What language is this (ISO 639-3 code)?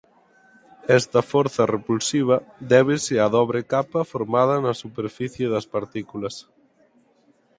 glg